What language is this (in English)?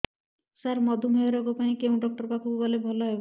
Odia